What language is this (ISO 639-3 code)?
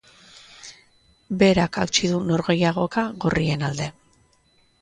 eus